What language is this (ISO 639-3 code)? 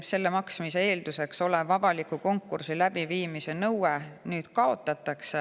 est